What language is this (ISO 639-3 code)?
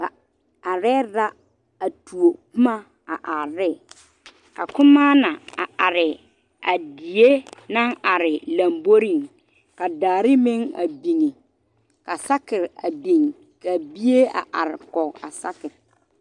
dga